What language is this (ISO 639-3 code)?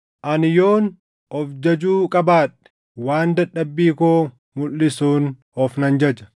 orm